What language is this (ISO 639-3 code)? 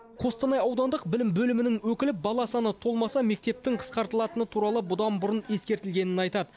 kaz